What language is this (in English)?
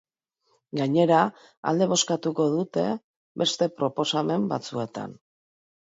Basque